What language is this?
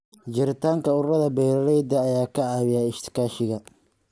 Somali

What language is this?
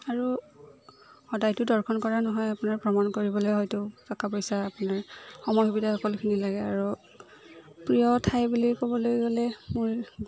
Assamese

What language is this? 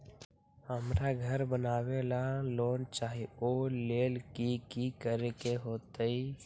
Magahi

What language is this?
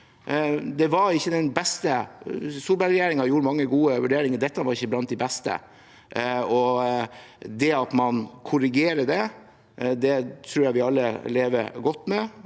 Norwegian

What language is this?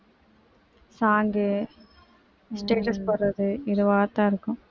Tamil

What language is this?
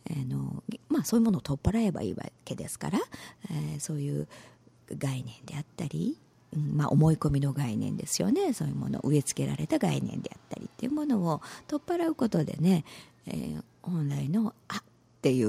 Japanese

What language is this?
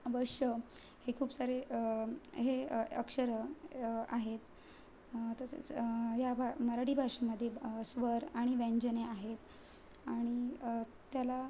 Marathi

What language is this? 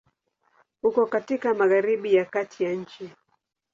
Swahili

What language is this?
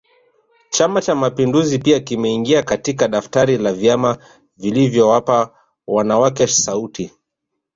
Swahili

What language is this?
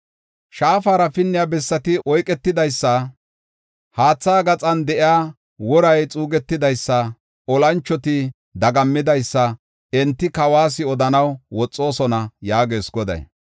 Gofa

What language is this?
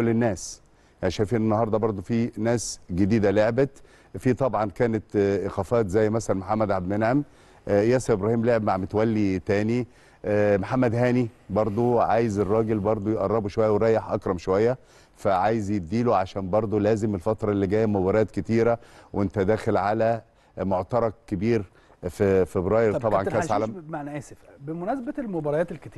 Arabic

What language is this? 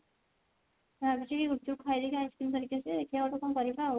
Odia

